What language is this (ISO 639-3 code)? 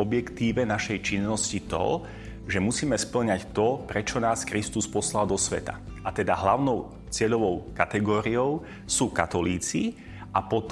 slk